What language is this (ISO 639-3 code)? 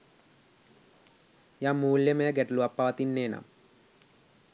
sin